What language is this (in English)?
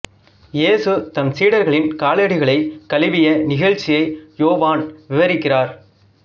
Tamil